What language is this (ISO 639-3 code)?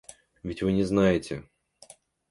rus